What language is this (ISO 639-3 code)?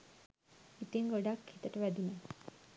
sin